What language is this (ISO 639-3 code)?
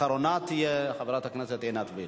heb